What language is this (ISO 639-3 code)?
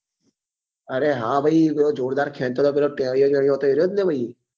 guj